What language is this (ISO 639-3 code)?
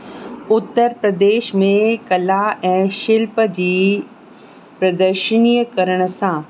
snd